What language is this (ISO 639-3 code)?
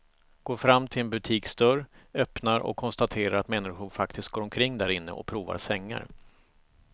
swe